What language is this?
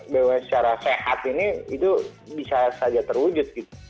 Indonesian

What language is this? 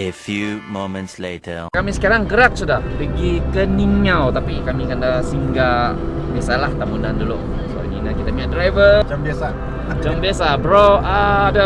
Indonesian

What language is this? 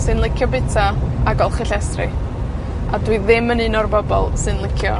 Welsh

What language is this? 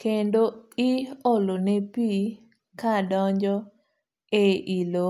Luo (Kenya and Tanzania)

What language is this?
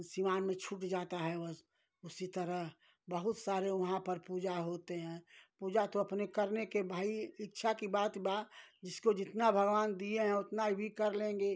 Hindi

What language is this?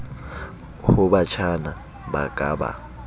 Southern Sotho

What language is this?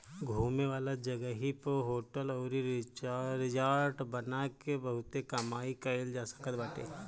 Bhojpuri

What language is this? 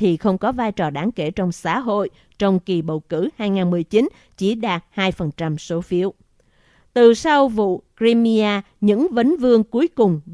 Vietnamese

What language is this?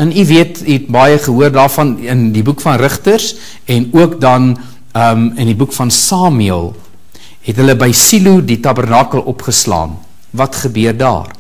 Dutch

